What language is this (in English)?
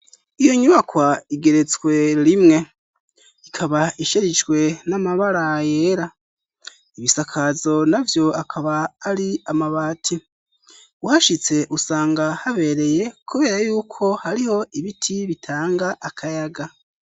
Rundi